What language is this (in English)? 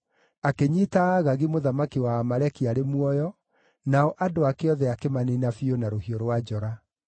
Kikuyu